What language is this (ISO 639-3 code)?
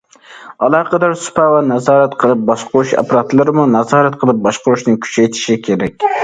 uig